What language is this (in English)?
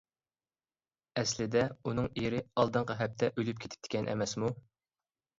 Uyghur